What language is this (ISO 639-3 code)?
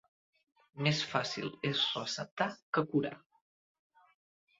cat